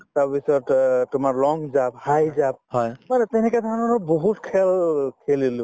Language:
Assamese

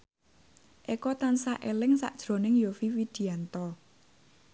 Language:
Javanese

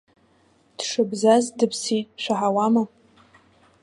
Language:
Abkhazian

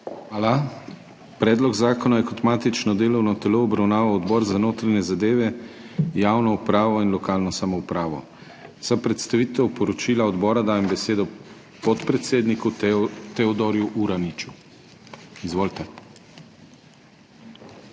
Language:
Slovenian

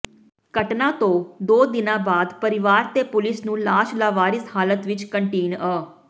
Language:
Punjabi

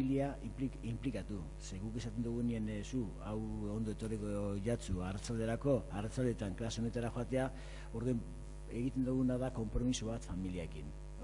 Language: Spanish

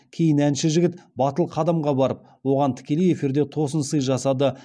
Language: Kazakh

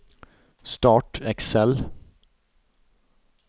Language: Norwegian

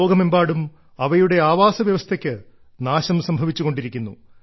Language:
Malayalam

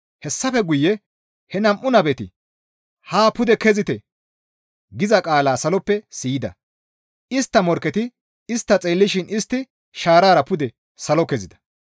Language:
Gamo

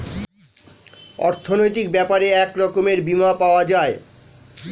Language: Bangla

